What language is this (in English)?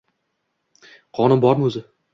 Uzbek